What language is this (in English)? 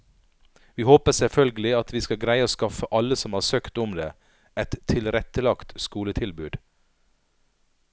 Norwegian